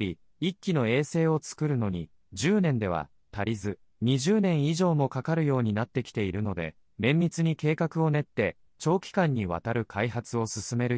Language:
Japanese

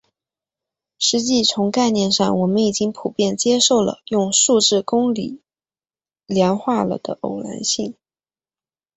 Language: Chinese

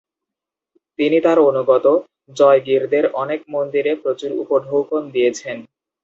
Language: Bangla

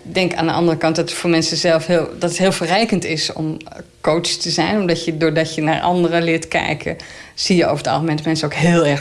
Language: Dutch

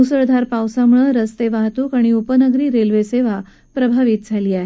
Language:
Marathi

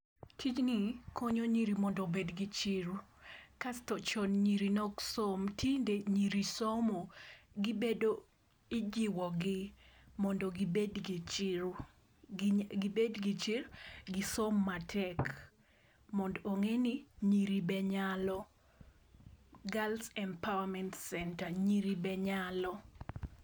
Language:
Luo (Kenya and Tanzania)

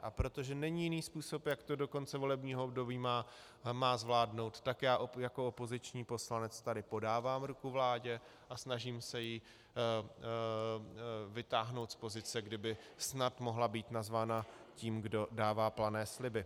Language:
Czech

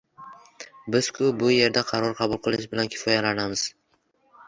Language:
Uzbek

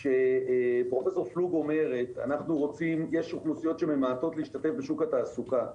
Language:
Hebrew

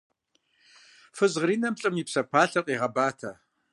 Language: Kabardian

